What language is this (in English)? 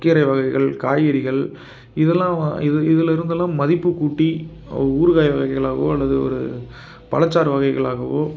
Tamil